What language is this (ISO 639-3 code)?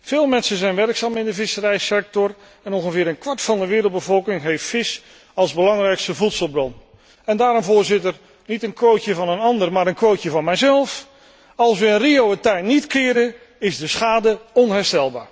nld